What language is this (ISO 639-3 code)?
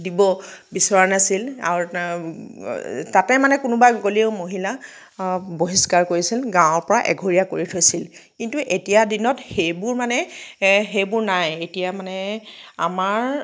asm